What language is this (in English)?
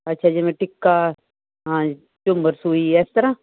Punjabi